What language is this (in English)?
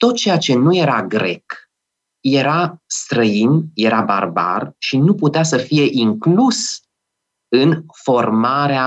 Romanian